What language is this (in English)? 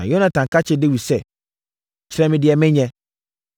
Akan